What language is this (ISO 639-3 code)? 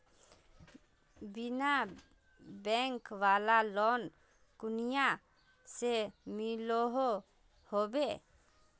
mag